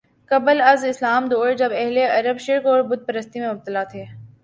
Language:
Urdu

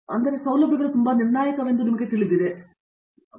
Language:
Kannada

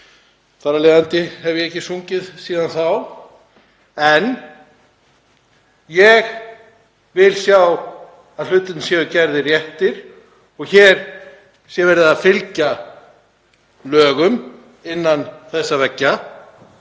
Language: Icelandic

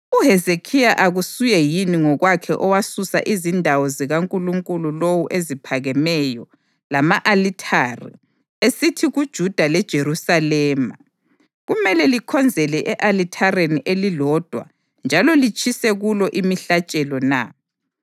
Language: North Ndebele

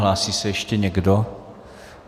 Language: Czech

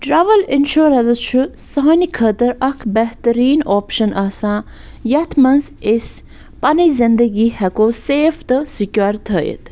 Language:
Kashmiri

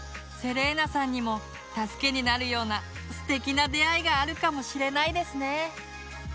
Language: Japanese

